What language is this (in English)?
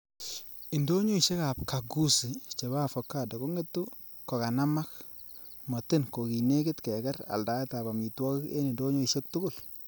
Kalenjin